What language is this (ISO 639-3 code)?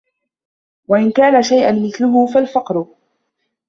ara